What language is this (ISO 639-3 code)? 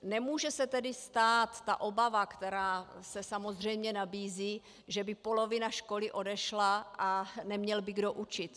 ces